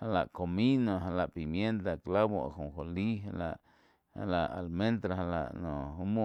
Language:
Quiotepec Chinantec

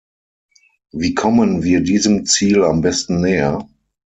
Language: German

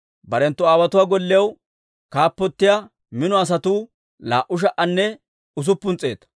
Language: Dawro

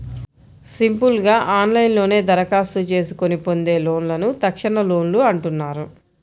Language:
Telugu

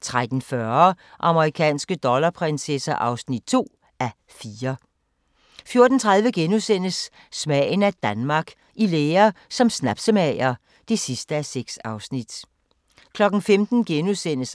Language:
Danish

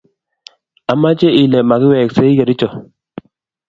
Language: Kalenjin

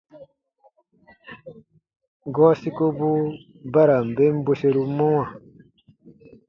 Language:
Baatonum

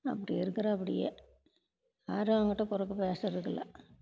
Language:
Tamil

